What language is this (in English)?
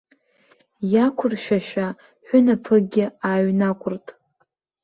Abkhazian